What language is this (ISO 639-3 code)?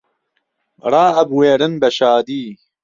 ckb